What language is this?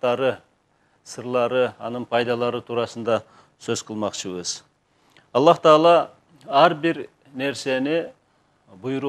Turkish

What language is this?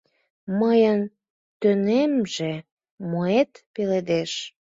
Mari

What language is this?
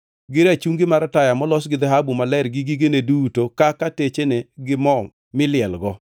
Luo (Kenya and Tanzania)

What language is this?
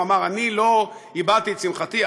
Hebrew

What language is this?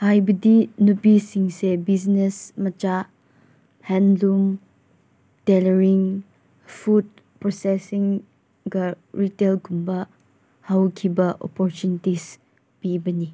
Manipuri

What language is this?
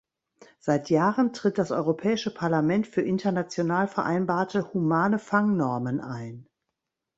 German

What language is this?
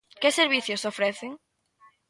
Galician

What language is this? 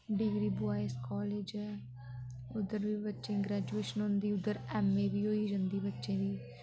Dogri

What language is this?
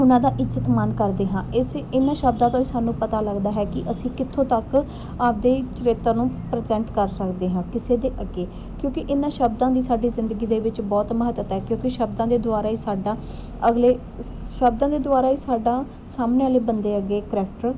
Punjabi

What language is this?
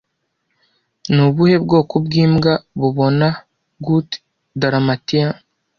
Kinyarwanda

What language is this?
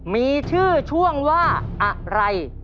Thai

